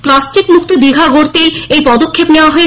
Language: Bangla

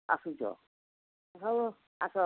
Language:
Odia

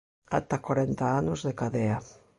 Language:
Galician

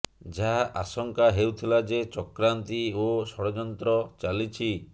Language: Odia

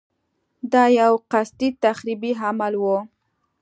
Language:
Pashto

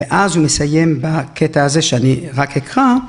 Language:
Hebrew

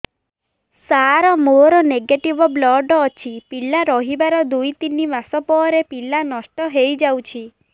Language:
Odia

